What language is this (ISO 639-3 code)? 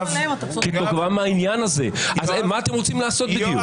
heb